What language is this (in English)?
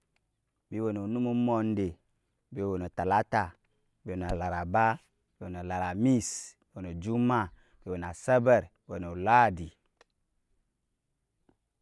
Nyankpa